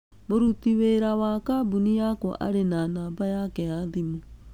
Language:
Kikuyu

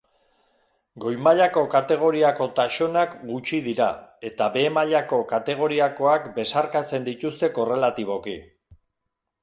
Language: Basque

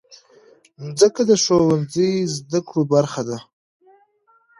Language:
Pashto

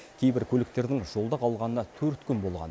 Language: Kazakh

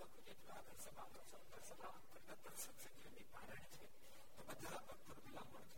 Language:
Gujarati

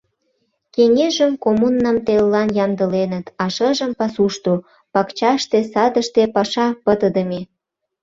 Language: Mari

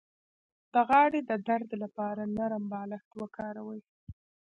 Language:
Pashto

